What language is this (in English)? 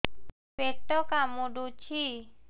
Odia